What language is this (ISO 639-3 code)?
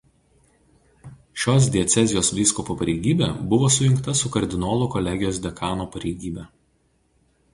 lit